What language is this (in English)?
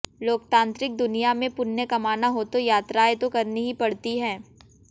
Hindi